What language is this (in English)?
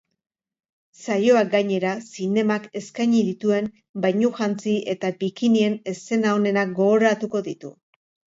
Basque